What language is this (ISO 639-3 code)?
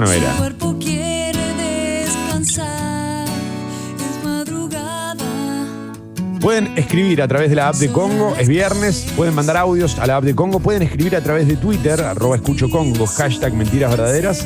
spa